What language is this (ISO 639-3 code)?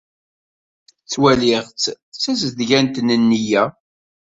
kab